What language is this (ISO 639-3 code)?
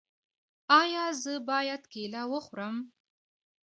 pus